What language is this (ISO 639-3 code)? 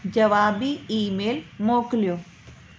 snd